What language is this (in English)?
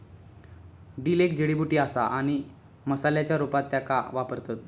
Marathi